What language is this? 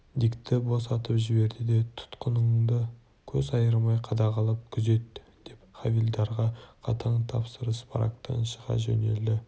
Kazakh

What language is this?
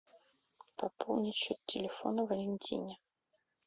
Russian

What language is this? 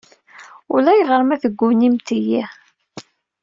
Kabyle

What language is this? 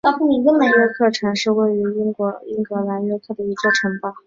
Chinese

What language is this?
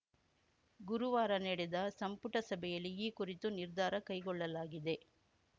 Kannada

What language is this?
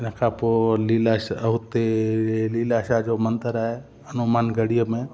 Sindhi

